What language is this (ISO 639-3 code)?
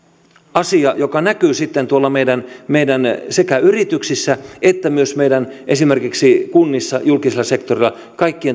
fin